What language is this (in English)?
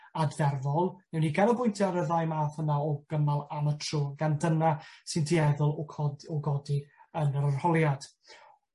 Welsh